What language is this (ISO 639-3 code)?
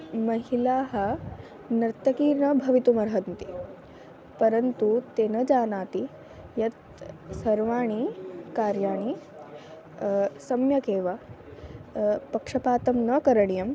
san